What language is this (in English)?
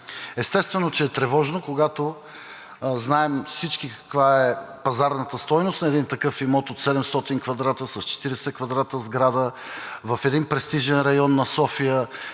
Bulgarian